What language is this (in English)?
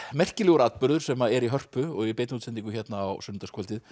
Icelandic